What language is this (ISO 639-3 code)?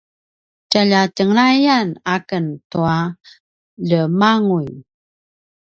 pwn